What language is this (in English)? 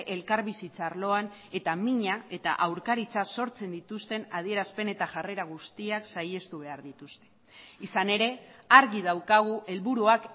Basque